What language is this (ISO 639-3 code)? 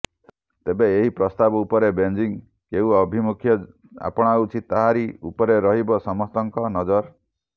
ori